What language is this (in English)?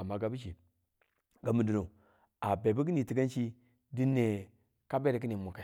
Tula